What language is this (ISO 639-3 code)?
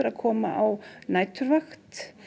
isl